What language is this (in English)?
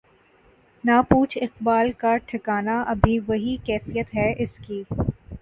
Urdu